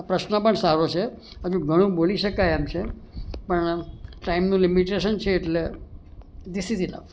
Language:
Gujarati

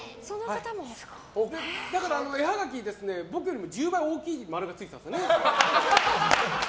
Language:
Japanese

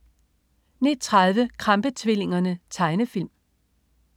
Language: Danish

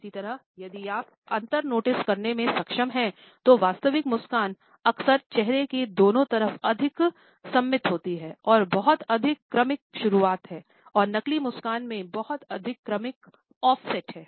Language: Hindi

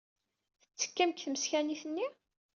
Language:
Kabyle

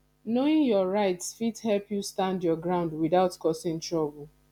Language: Nigerian Pidgin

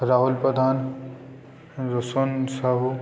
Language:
Odia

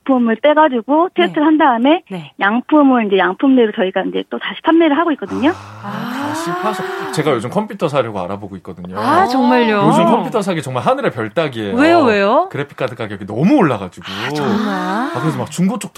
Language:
Korean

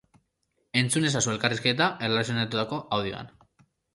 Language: Basque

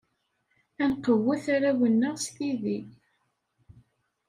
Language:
Kabyle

